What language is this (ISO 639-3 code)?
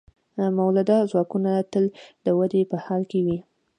pus